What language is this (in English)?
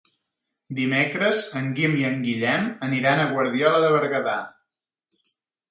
Catalan